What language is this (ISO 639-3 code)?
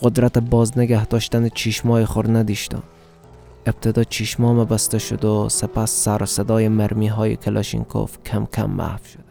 fas